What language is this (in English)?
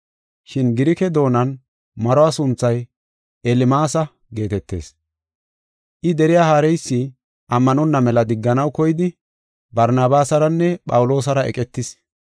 Gofa